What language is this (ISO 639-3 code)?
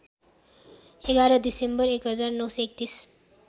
nep